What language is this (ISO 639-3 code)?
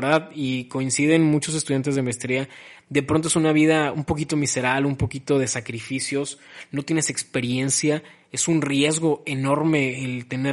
spa